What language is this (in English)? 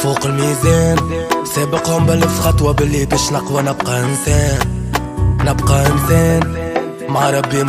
Arabic